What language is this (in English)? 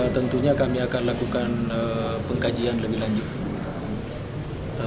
Indonesian